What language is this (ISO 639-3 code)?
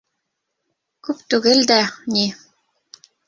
bak